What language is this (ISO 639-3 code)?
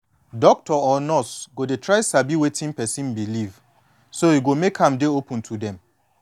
pcm